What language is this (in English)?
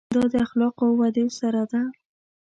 Pashto